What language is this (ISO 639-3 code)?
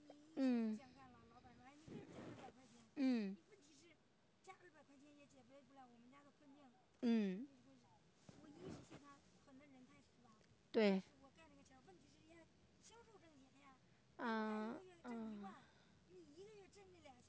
zho